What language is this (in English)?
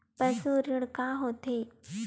Chhattisgarhi